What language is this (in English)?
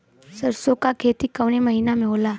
Bhojpuri